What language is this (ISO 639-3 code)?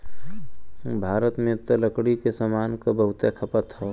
bho